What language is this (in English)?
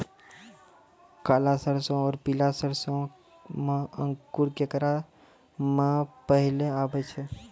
Maithili